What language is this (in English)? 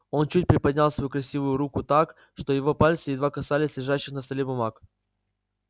Russian